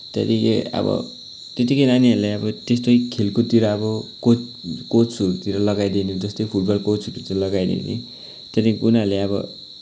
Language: Nepali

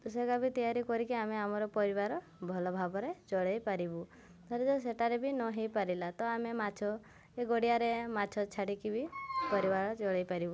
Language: Odia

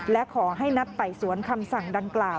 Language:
Thai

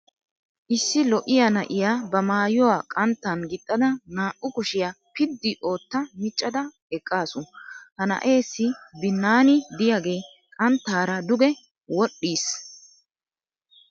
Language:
Wolaytta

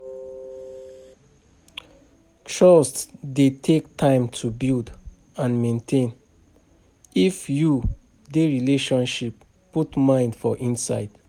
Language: Nigerian Pidgin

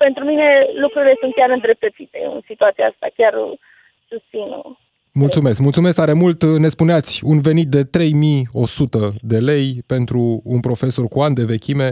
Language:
Romanian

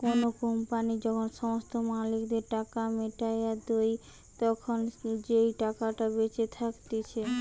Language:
Bangla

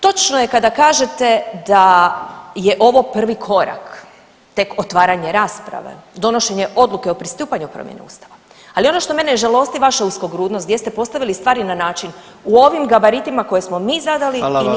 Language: Croatian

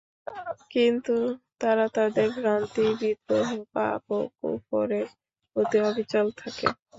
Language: Bangla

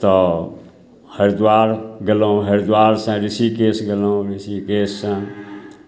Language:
Maithili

